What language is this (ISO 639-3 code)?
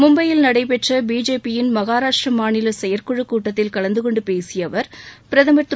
tam